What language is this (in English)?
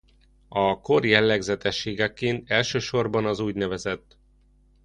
Hungarian